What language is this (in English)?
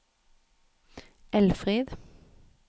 Norwegian